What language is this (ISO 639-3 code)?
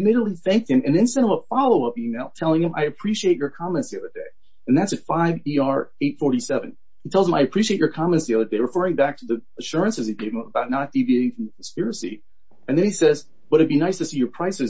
eng